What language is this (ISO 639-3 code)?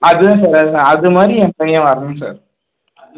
tam